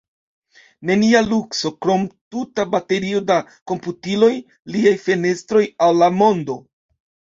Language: Esperanto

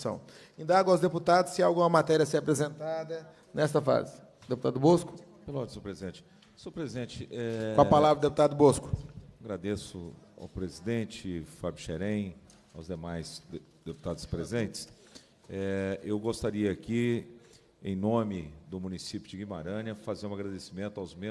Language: Portuguese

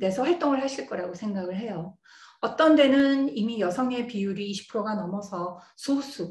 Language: Korean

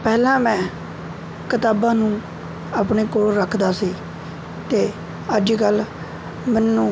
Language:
Punjabi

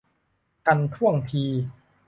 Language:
Thai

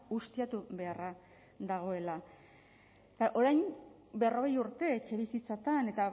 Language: Basque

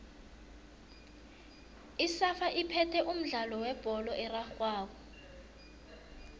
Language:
South Ndebele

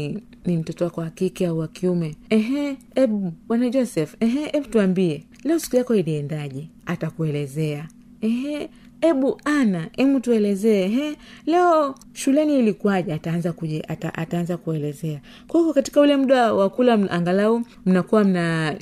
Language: Swahili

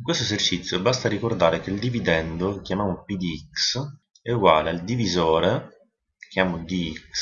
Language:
Italian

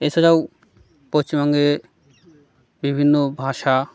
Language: Bangla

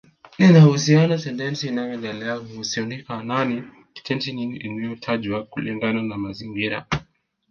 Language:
Swahili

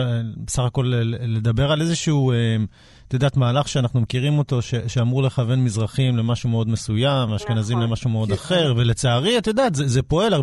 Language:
Hebrew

